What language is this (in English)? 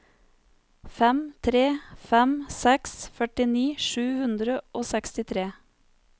Norwegian